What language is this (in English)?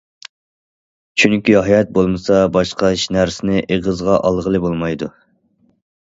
Uyghur